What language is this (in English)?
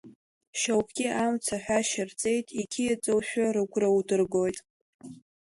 Abkhazian